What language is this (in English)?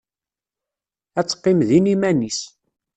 Kabyle